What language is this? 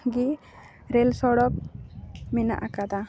Santali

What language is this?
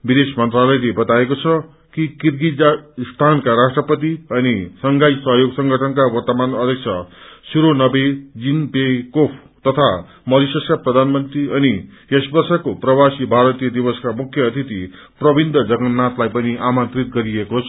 Nepali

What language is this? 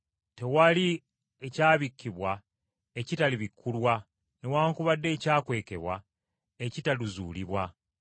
Ganda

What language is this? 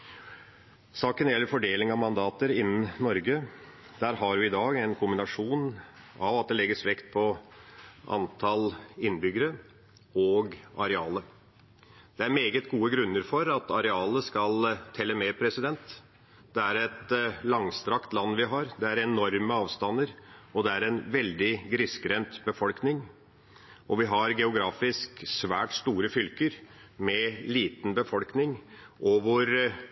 Norwegian Bokmål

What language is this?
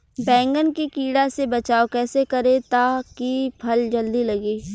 Bhojpuri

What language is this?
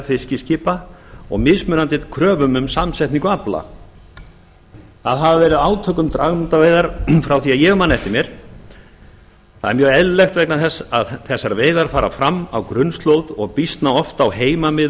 Icelandic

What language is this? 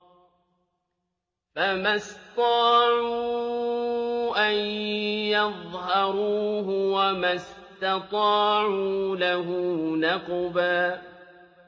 Arabic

